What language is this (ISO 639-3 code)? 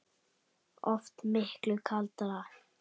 isl